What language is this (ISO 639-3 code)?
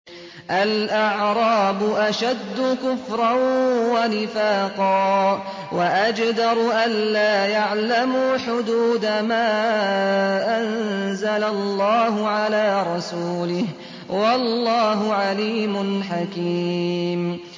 ara